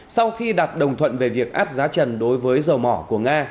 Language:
Vietnamese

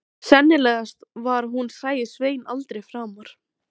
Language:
Icelandic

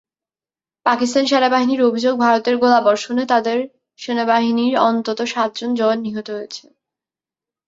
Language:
Bangla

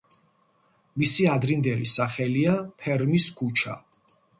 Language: Georgian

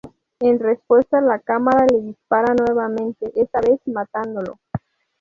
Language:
Spanish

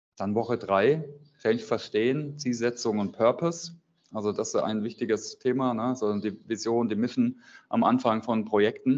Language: German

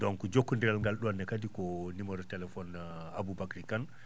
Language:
Fula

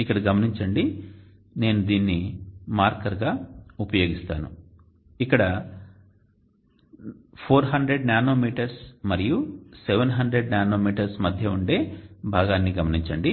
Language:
Telugu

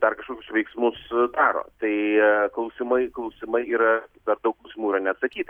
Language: Lithuanian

